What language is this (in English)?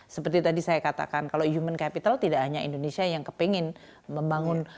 Indonesian